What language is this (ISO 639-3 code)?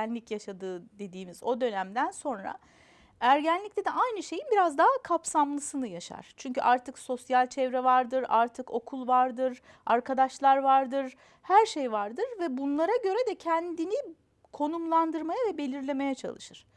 tur